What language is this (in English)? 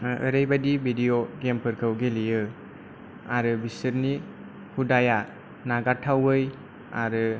Bodo